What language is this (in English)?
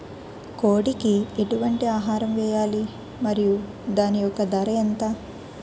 Telugu